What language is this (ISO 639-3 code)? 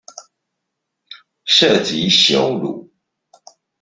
zho